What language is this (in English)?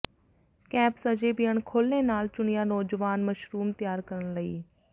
Punjabi